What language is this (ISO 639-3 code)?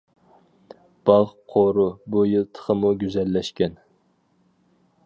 uig